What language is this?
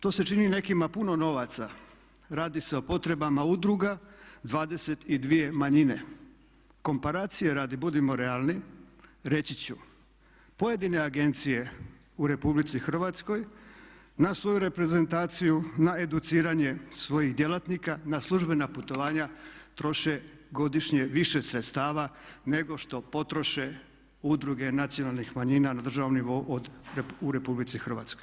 Croatian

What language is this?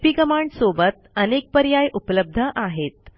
Marathi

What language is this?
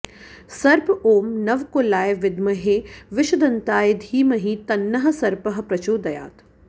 Sanskrit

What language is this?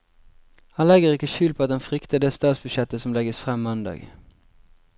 Norwegian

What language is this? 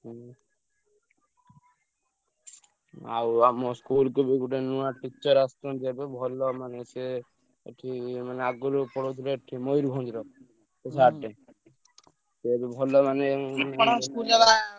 Odia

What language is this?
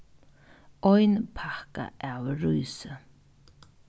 Faroese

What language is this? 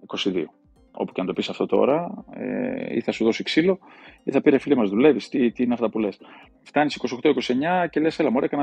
Greek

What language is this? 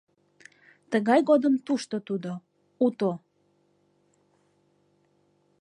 Mari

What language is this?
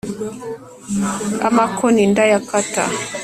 Kinyarwanda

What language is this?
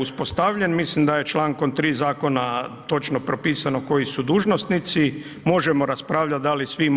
Croatian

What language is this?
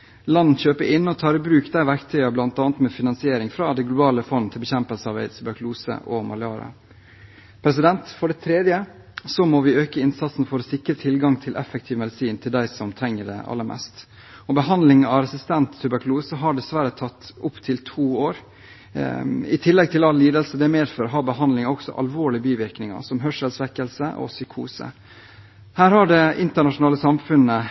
Norwegian Bokmål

